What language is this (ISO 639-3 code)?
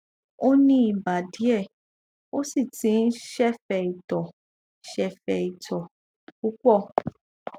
yor